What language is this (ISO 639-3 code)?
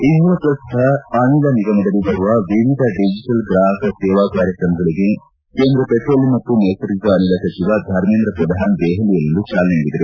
kan